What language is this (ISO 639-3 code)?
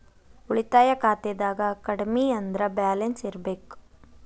kan